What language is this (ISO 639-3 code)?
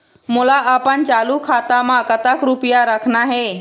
hne